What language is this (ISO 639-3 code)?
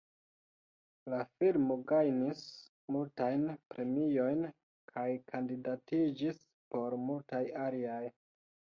epo